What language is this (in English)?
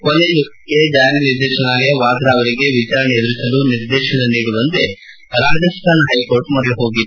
Kannada